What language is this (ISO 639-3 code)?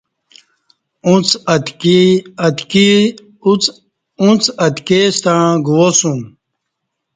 bsh